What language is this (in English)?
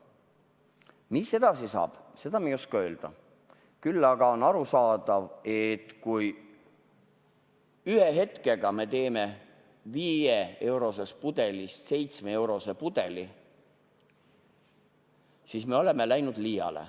Estonian